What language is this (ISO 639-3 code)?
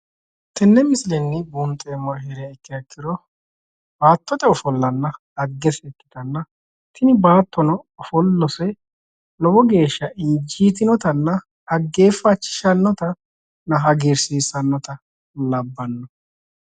sid